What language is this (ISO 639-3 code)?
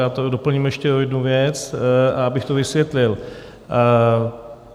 ces